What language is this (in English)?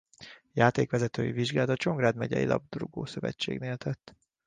Hungarian